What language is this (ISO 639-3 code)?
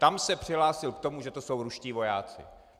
ces